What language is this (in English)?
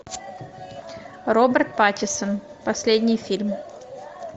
Russian